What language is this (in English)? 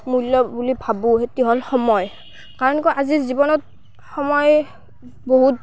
Assamese